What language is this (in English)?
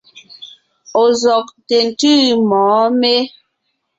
Ngiemboon